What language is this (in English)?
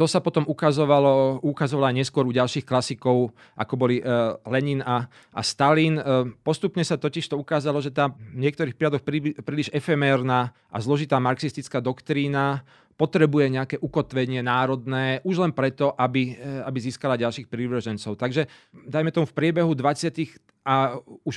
Slovak